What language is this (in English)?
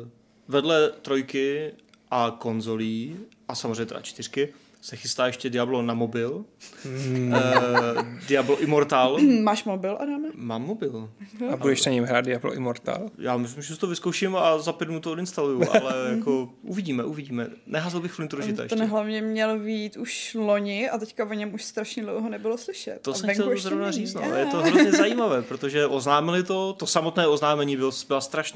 Czech